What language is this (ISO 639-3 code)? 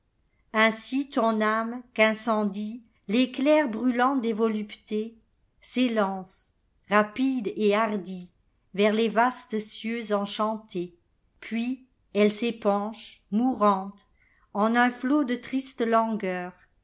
fra